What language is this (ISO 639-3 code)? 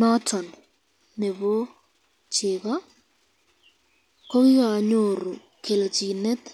kln